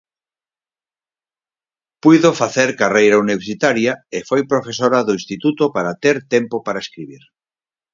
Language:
Galician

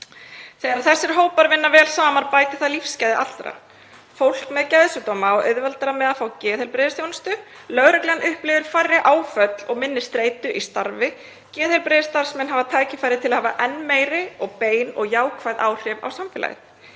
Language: Icelandic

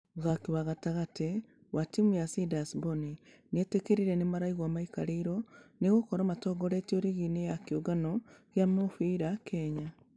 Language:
Kikuyu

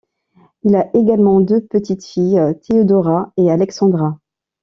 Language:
French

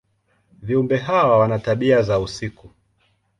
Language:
Swahili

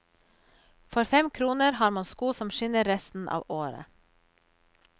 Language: Norwegian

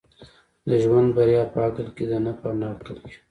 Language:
Pashto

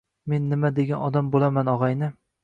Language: Uzbek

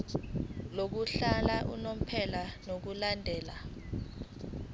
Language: Zulu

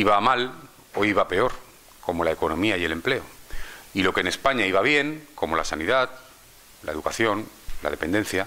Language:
Spanish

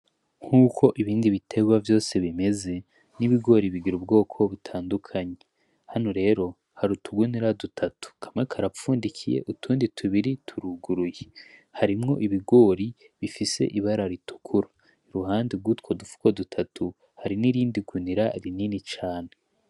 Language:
Rundi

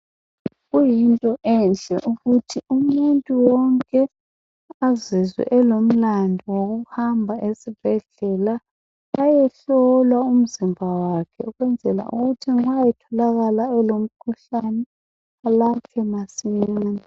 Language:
North Ndebele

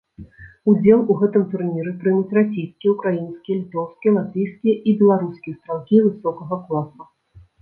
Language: Belarusian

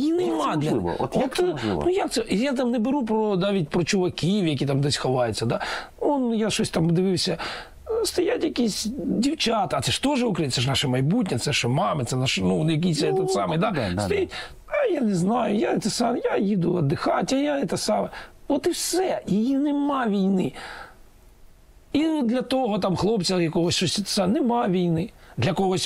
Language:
Ukrainian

